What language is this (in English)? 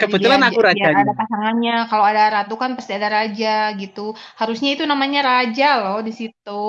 Indonesian